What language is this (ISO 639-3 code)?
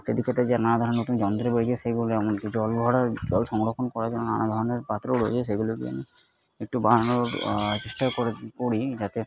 ben